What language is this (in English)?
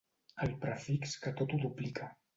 Catalan